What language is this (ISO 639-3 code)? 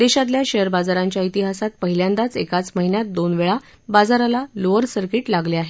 mar